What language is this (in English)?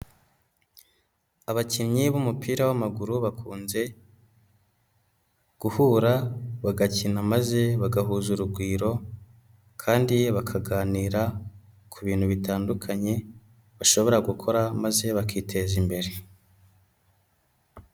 Kinyarwanda